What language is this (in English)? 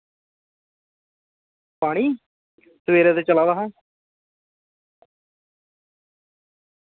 Dogri